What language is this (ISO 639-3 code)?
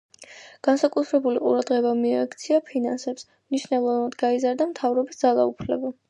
kat